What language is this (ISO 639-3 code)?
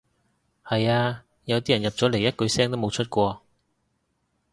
yue